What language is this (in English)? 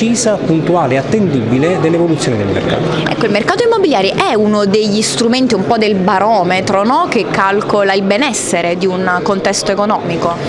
Italian